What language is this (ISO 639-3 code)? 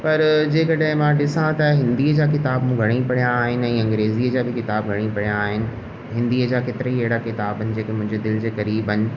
snd